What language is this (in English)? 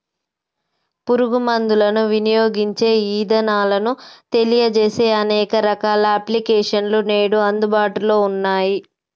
Telugu